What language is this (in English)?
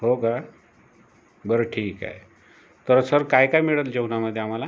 Marathi